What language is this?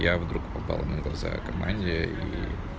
Russian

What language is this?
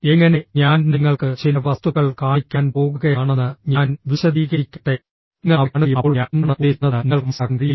Malayalam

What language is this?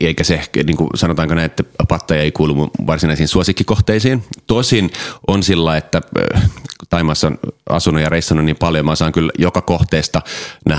Finnish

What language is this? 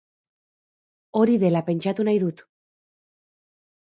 Basque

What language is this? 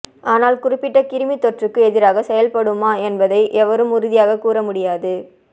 Tamil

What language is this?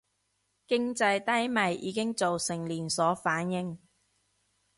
Cantonese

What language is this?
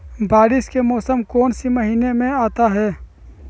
Magahi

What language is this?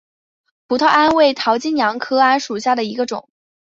Chinese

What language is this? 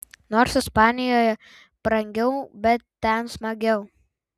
Lithuanian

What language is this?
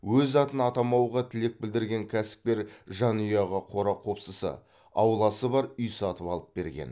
Kazakh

